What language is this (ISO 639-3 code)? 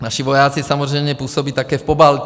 ces